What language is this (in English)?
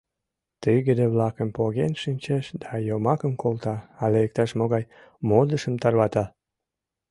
Mari